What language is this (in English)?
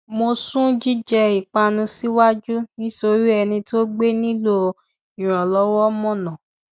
Yoruba